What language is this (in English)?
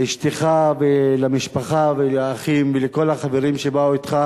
Hebrew